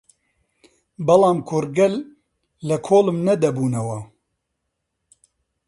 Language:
Central Kurdish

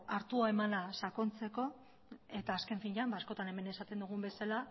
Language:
Basque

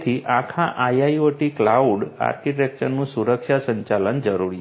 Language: Gujarati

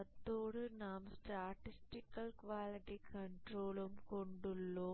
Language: Tamil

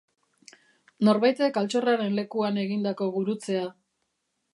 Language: Basque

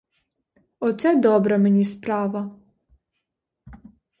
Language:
Ukrainian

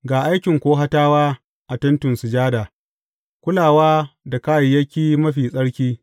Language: Hausa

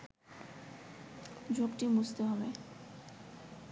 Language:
Bangla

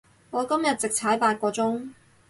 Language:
Cantonese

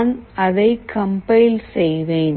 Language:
Tamil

